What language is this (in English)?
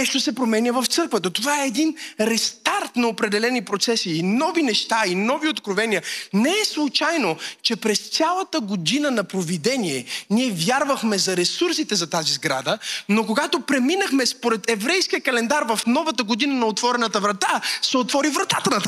Bulgarian